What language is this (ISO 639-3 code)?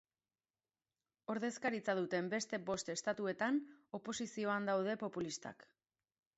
eus